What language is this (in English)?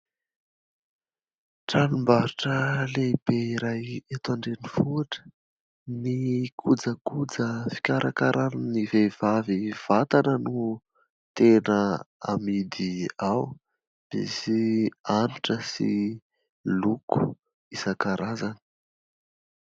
Malagasy